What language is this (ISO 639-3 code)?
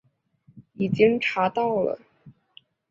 zho